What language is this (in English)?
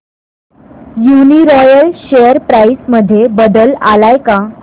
Marathi